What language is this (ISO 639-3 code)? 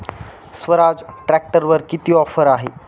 mar